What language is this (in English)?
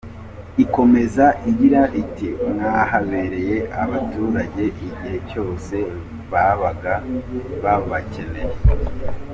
Kinyarwanda